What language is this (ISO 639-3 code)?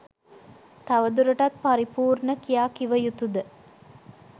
sin